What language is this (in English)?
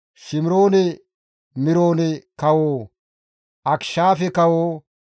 Gamo